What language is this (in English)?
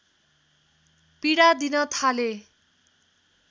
Nepali